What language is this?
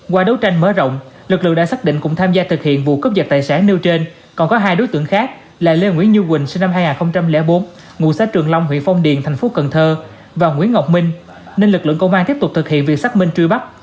Vietnamese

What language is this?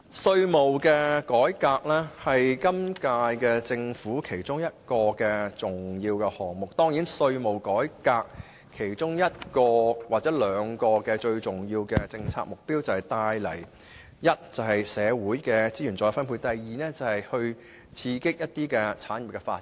Cantonese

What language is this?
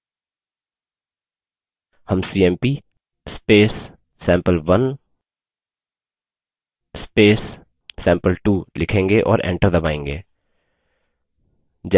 Hindi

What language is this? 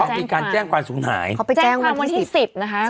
Thai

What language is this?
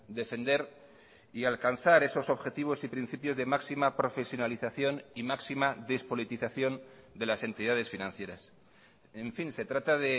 Spanish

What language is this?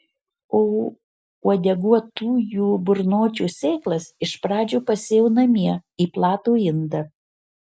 Lithuanian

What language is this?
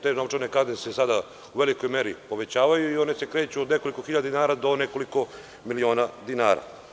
Serbian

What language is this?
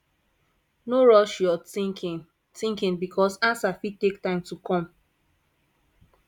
Nigerian Pidgin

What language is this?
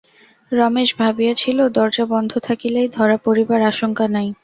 Bangla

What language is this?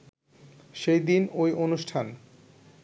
Bangla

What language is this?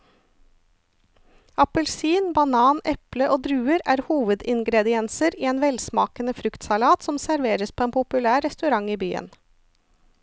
Norwegian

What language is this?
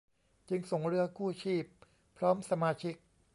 Thai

